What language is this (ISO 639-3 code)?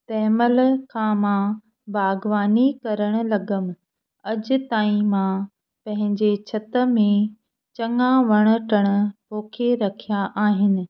snd